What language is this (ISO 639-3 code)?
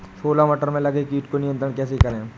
hin